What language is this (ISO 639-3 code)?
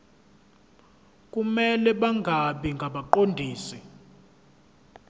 zul